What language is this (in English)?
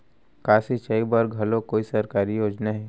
Chhattisgarhi